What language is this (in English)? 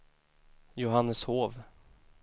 Swedish